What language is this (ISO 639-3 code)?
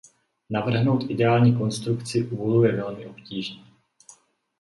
ces